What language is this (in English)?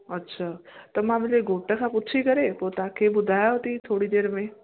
Sindhi